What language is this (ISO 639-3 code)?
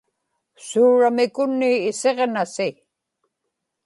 ipk